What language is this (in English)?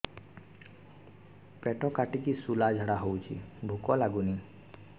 Odia